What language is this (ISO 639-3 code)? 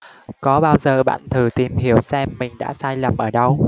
vie